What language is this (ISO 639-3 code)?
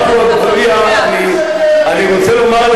heb